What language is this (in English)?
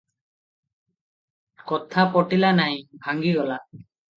Odia